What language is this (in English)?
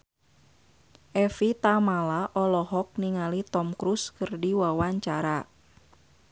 Sundanese